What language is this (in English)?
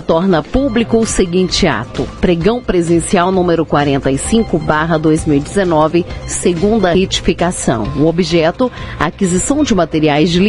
Portuguese